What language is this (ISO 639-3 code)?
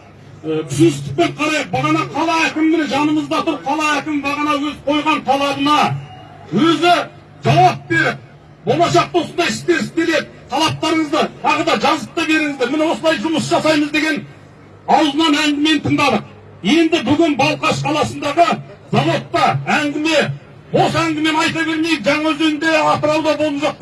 tur